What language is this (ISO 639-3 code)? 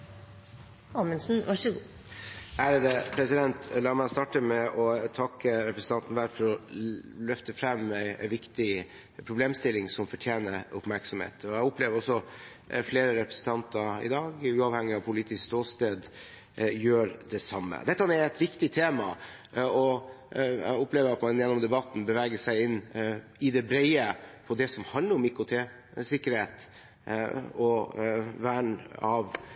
nob